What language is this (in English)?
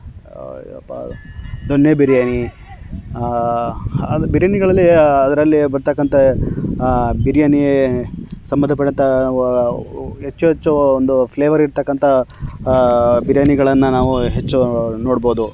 Kannada